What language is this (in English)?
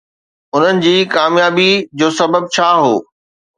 Sindhi